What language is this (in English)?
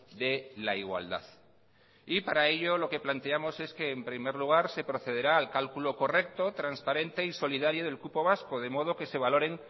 Spanish